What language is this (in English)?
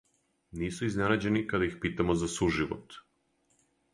Serbian